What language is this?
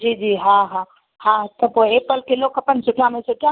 Sindhi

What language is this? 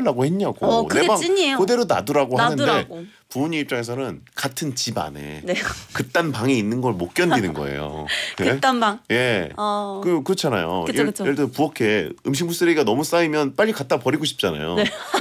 Korean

